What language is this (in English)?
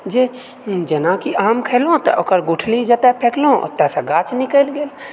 Maithili